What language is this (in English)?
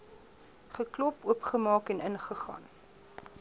Afrikaans